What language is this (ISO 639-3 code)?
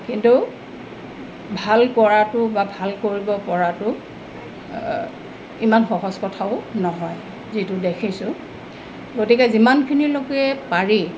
asm